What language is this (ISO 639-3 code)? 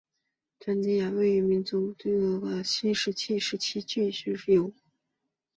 zho